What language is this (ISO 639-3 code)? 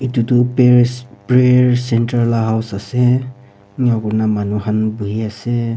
nag